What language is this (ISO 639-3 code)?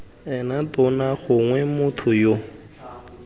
tsn